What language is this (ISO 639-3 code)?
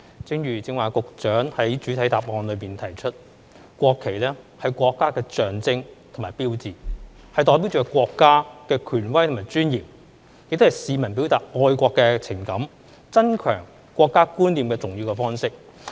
yue